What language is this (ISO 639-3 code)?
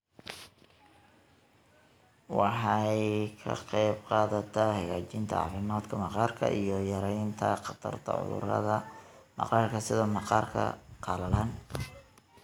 som